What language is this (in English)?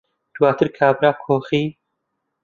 Central Kurdish